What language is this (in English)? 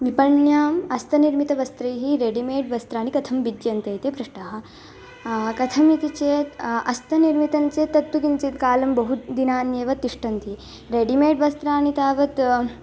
Sanskrit